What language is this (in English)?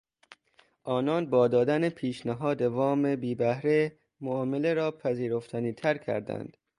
Persian